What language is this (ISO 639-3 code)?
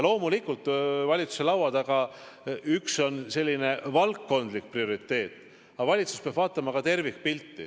est